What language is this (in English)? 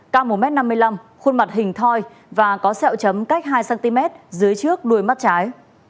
Vietnamese